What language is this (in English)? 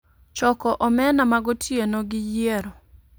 Luo (Kenya and Tanzania)